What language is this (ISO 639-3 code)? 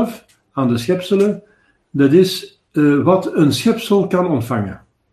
nld